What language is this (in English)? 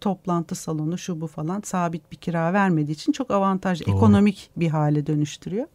Turkish